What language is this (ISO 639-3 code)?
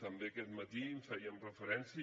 cat